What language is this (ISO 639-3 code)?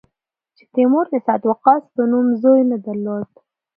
pus